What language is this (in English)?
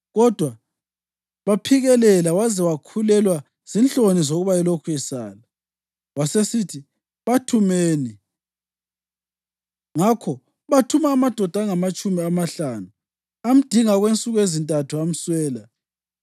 North Ndebele